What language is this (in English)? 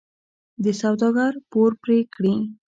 Pashto